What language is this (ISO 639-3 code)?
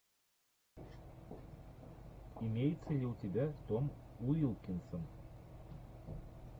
rus